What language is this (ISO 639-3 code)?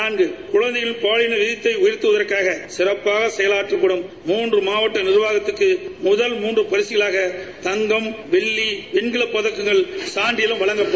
tam